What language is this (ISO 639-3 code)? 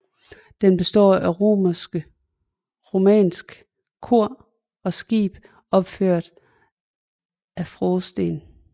dan